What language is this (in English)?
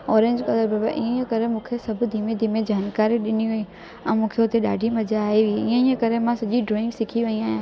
Sindhi